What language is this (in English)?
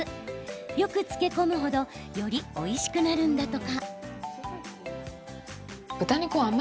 Japanese